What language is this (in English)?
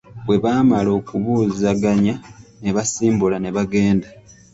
Ganda